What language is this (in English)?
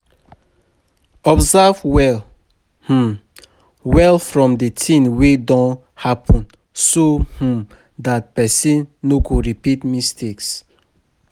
Nigerian Pidgin